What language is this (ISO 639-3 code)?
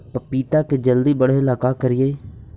mag